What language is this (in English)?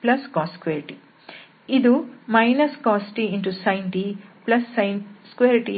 Kannada